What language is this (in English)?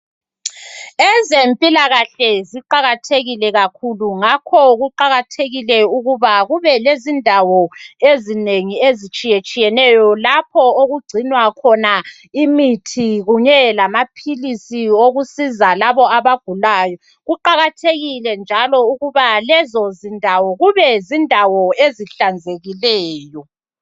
North Ndebele